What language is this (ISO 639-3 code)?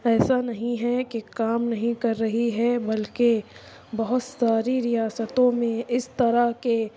urd